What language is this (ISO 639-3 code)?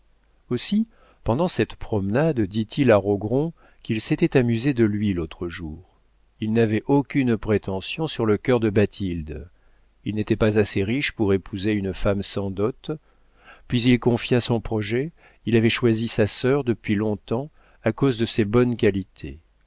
fra